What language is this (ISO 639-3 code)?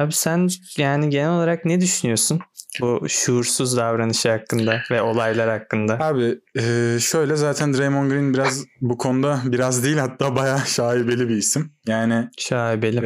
tur